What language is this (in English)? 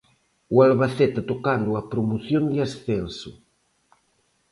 Galician